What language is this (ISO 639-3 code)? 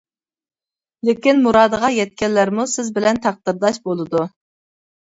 uig